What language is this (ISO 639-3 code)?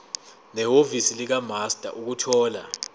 zul